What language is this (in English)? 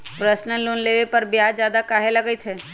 Magahi